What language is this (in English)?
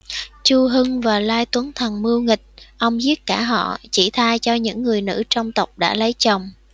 Vietnamese